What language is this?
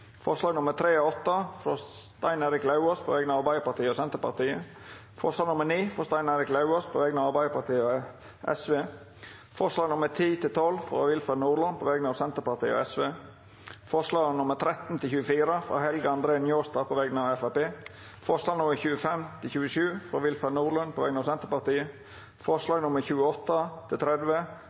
Norwegian Nynorsk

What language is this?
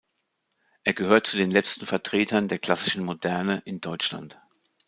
German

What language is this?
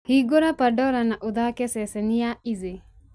Kikuyu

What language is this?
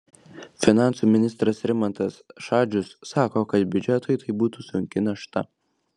Lithuanian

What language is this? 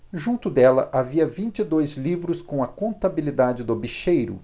Portuguese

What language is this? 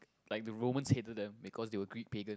English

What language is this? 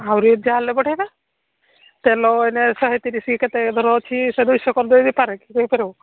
Odia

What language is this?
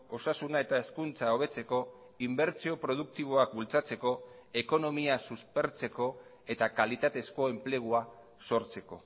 Basque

